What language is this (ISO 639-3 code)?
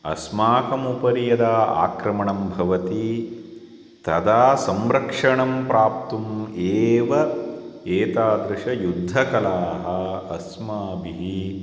san